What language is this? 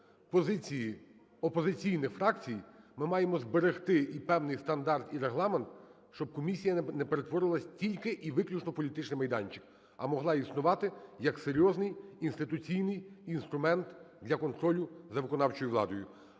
Ukrainian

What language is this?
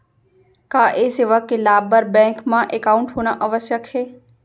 Chhattisgarhi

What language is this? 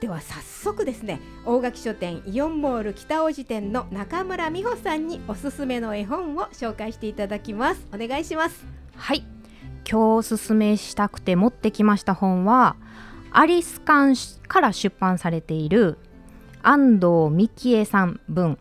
Japanese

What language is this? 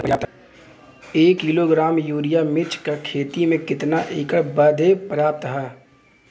Bhojpuri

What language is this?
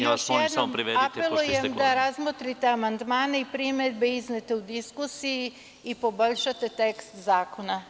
Serbian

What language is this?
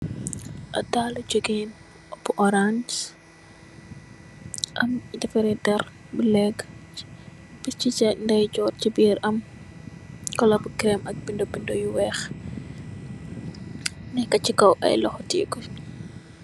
Wolof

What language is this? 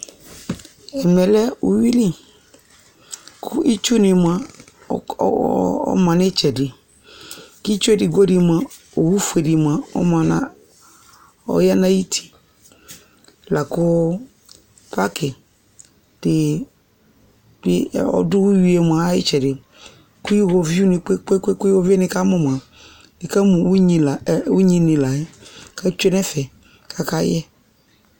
Ikposo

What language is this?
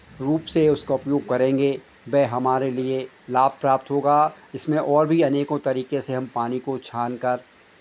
Hindi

